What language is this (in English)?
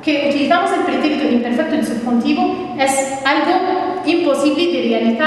Spanish